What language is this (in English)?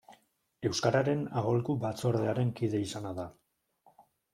Basque